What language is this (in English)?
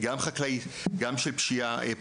Hebrew